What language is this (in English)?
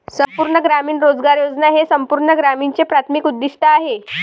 Marathi